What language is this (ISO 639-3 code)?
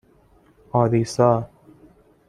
fas